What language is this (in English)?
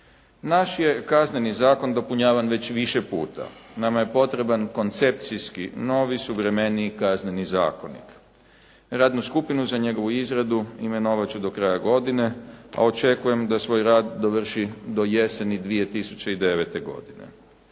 Croatian